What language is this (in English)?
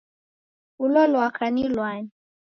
Taita